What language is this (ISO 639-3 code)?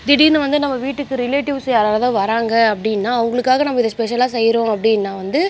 tam